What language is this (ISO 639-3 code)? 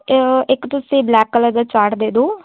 pan